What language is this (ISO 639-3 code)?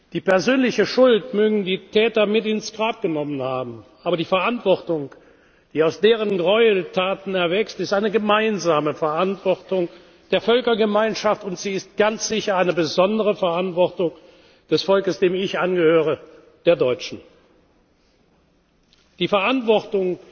deu